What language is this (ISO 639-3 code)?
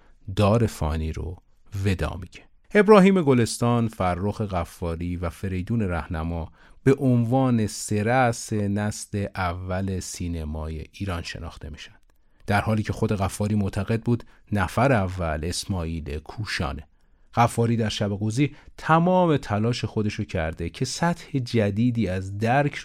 fas